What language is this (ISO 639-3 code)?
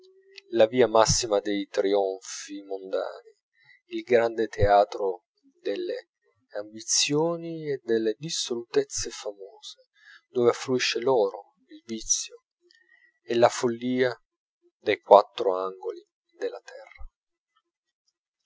ita